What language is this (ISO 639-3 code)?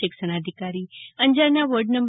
guj